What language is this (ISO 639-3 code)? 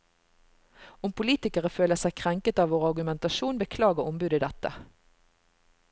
nor